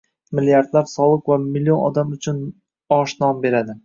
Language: Uzbek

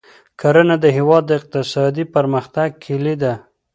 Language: Pashto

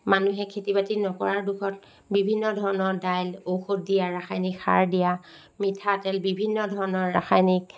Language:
Assamese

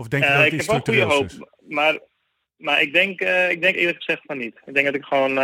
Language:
Dutch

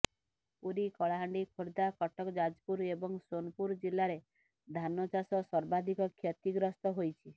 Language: Odia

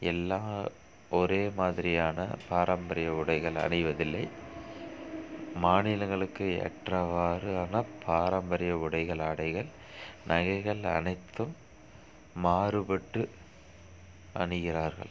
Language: Tamil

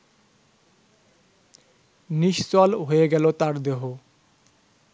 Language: Bangla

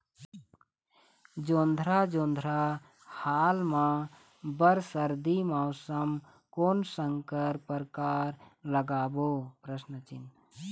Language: Chhattisgarhi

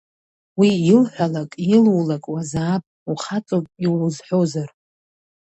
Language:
Abkhazian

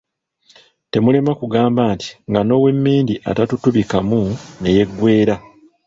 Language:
Ganda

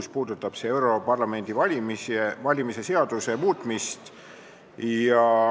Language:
Estonian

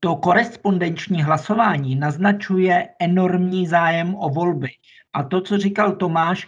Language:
Czech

